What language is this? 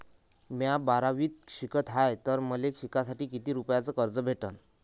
Marathi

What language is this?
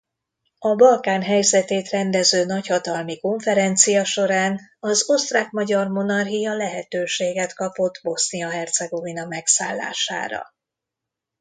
Hungarian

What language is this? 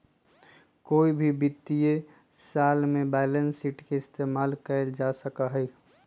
Magahi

